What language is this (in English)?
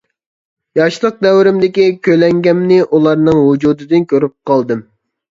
Uyghur